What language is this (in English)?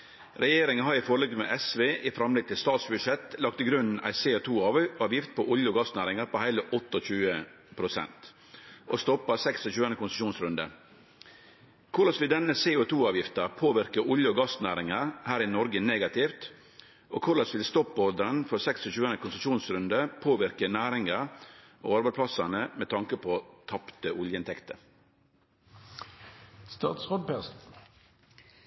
Norwegian Nynorsk